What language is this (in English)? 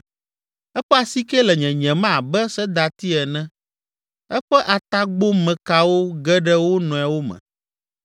Ewe